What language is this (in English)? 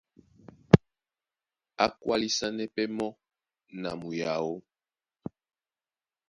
Duala